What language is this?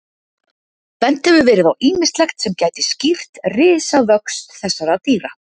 Icelandic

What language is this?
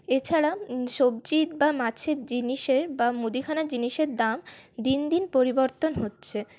Bangla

